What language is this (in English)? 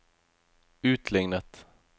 Norwegian